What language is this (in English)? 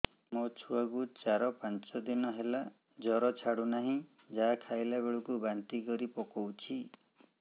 Odia